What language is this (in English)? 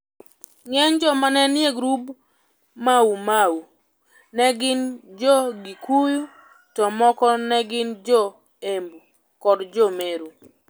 Luo (Kenya and Tanzania)